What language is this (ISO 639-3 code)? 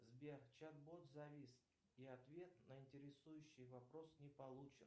rus